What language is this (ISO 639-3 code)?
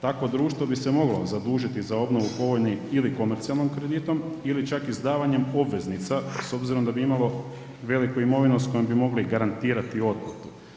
hrv